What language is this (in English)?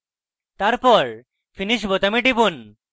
Bangla